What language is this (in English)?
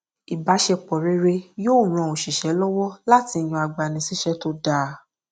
Yoruba